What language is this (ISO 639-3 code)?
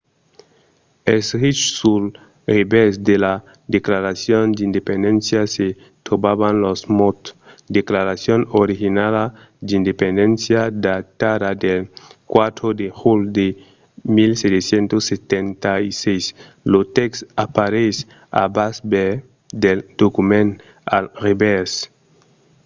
oci